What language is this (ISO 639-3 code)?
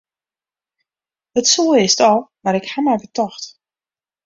fry